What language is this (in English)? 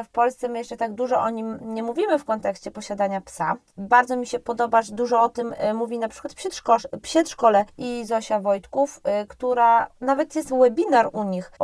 Polish